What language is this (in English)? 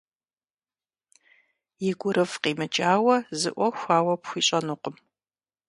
Kabardian